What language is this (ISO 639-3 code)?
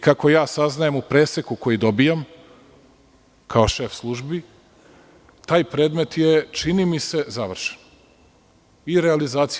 srp